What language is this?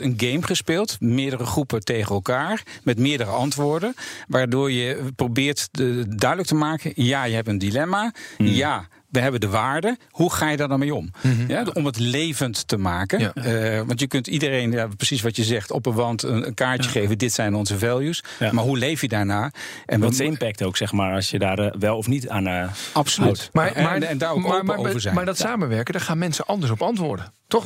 Dutch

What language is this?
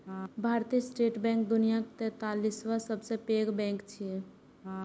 Maithili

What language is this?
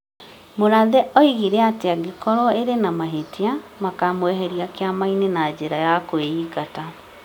Kikuyu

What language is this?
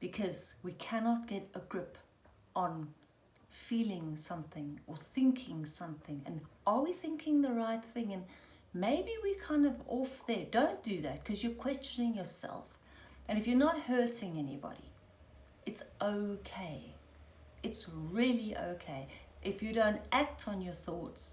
English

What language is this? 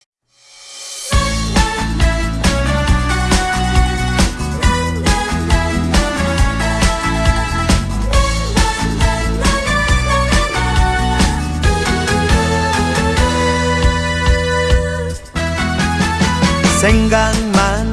Korean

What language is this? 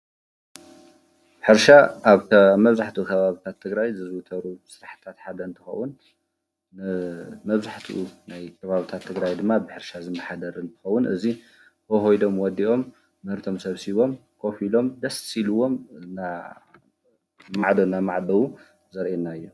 Tigrinya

